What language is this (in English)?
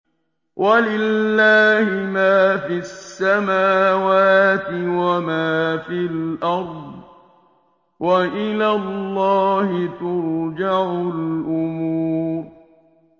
Arabic